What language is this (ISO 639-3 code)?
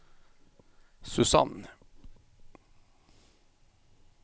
nor